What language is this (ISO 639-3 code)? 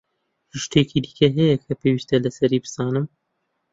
ckb